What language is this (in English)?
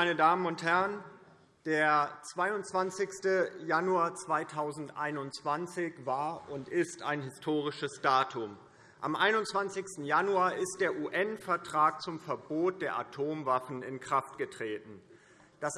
German